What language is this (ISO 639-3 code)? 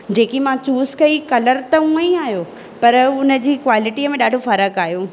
snd